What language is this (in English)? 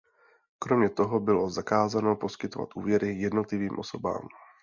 Czech